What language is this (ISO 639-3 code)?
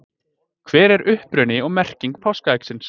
isl